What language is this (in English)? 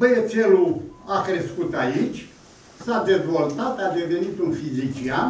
Romanian